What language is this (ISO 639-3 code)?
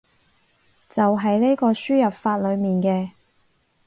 yue